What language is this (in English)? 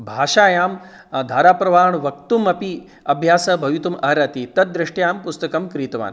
Sanskrit